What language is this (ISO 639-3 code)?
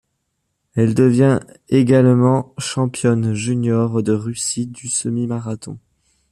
fra